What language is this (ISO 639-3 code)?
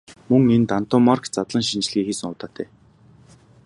mon